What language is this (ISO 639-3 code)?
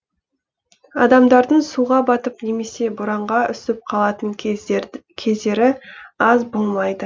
kaz